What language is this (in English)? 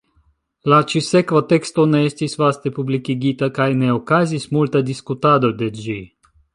Esperanto